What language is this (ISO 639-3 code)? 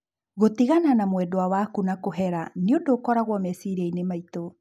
kik